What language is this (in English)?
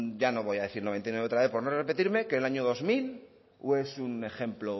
Spanish